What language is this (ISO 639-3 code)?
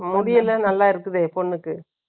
tam